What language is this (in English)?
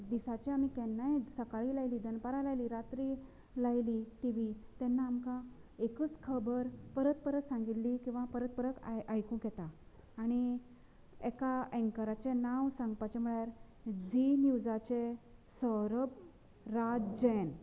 Konkani